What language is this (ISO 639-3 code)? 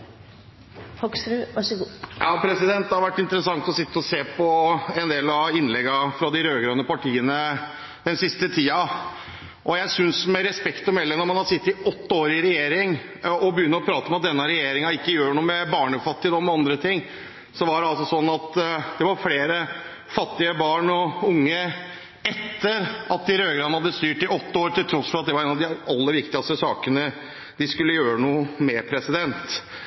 nob